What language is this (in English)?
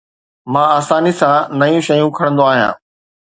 Sindhi